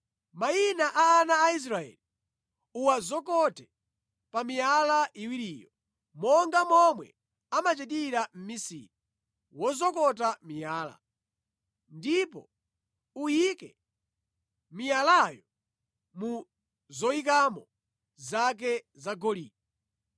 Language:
Nyanja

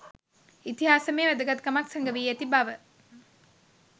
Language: Sinhala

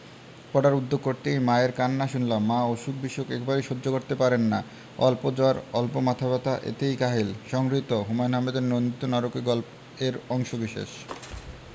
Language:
Bangla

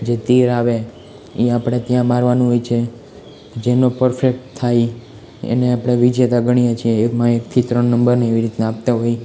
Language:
Gujarati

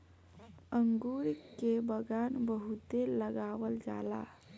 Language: Bhojpuri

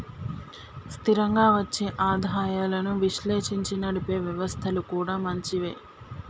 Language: Telugu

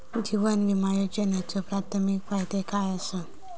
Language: Marathi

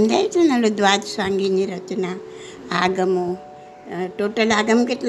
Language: Gujarati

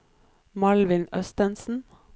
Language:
Norwegian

